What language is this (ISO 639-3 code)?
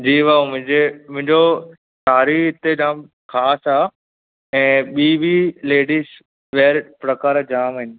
snd